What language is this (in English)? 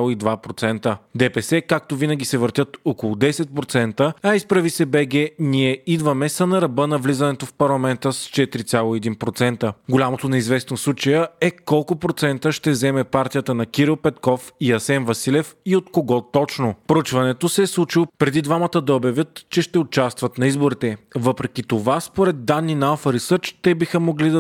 Bulgarian